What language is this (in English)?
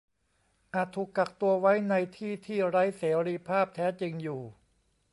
Thai